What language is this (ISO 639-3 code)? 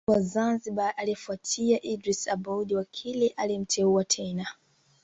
swa